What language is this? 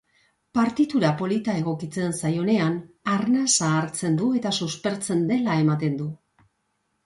Basque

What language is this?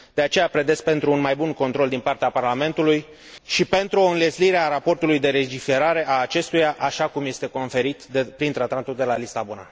Romanian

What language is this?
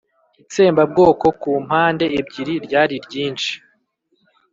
Kinyarwanda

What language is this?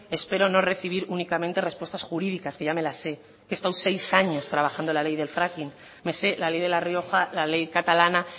Spanish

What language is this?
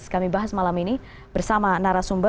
Indonesian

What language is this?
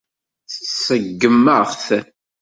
Kabyle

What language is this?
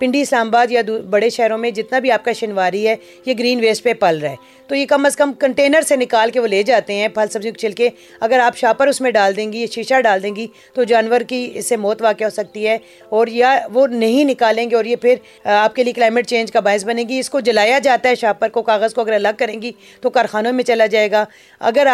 Urdu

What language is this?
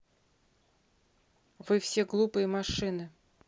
Russian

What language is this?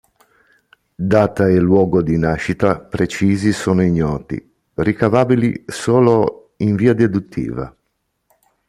Italian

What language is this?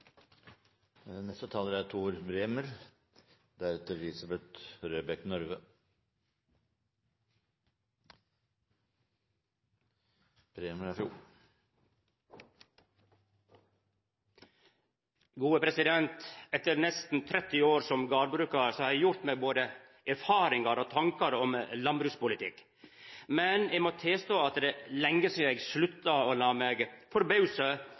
Norwegian Nynorsk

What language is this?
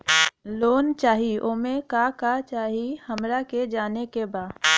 Bhojpuri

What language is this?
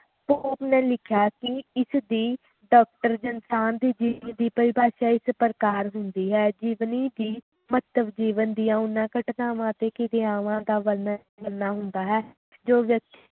Punjabi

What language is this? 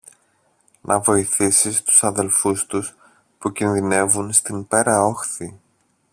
Greek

